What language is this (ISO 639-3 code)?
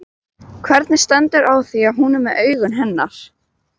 isl